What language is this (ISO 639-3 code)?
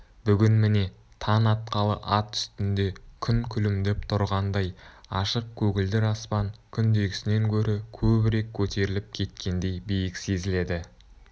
kaz